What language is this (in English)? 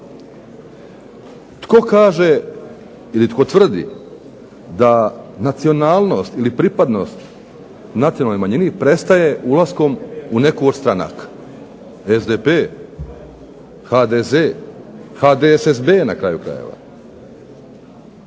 Croatian